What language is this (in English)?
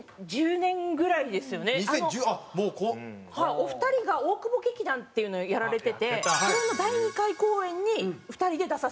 Japanese